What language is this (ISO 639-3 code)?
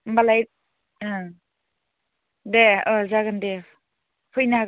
brx